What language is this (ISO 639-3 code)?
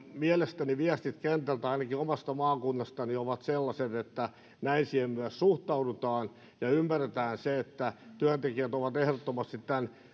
fin